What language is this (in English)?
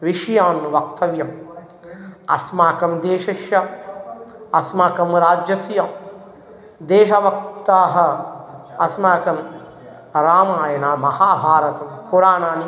Sanskrit